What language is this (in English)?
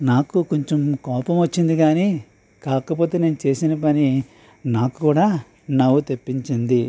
Telugu